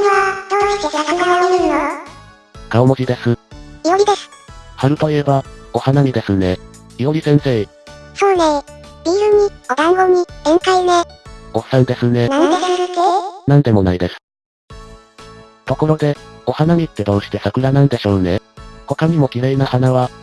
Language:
Japanese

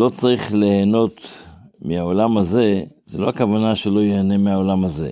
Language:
Hebrew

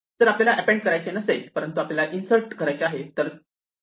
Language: Marathi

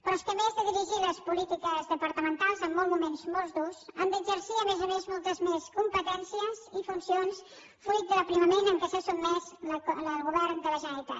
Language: Catalan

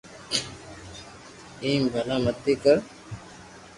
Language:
Loarki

